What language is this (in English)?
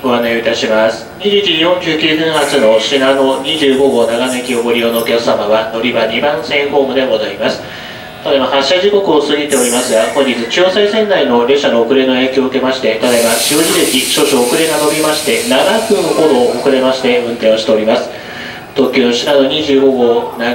Japanese